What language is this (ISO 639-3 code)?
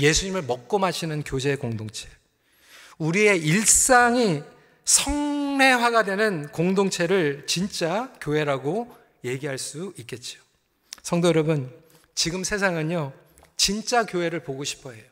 kor